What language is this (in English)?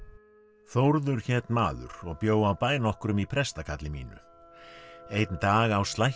Icelandic